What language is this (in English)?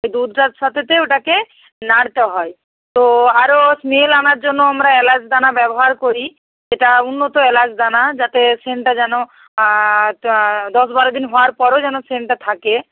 Bangla